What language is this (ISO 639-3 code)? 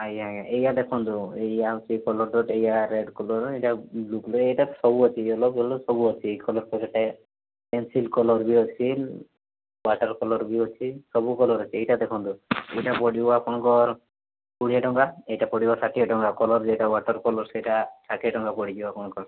ori